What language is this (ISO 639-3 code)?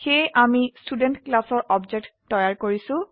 asm